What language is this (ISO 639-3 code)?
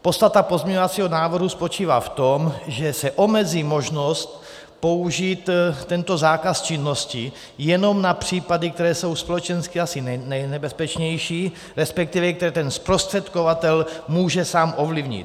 ces